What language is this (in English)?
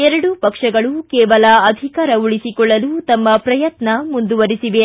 Kannada